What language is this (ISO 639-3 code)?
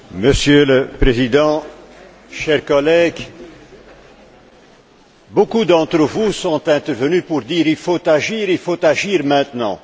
fra